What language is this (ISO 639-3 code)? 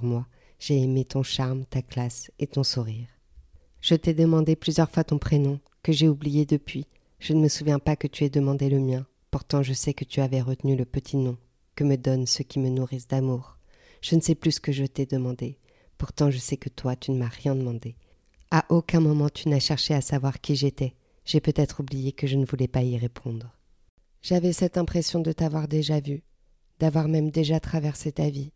fra